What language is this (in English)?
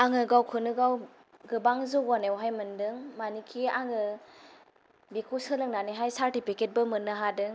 Bodo